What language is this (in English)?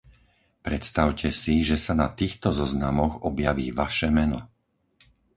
Slovak